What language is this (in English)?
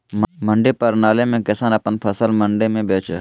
Magahi